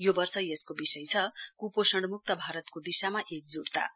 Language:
Nepali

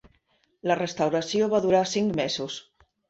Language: Catalan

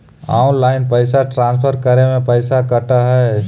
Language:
Magahi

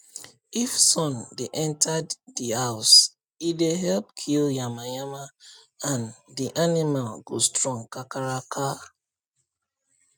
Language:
Nigerian Pidgin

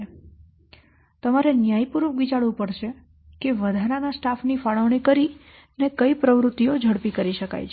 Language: Gujarati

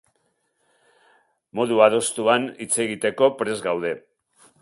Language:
Basque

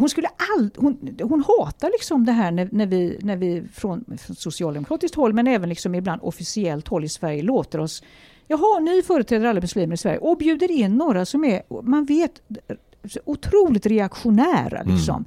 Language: Swedish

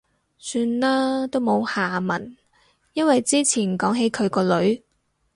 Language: Cantonese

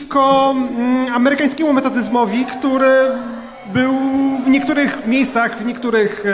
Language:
Polish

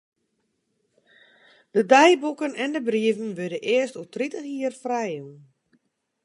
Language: Western Frisian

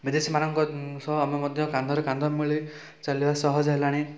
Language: Odia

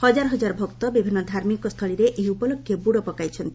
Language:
Odia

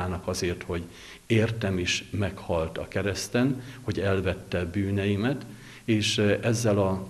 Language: Hungarian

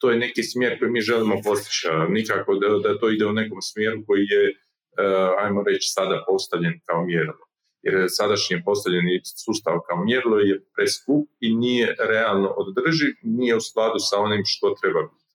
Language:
Croatian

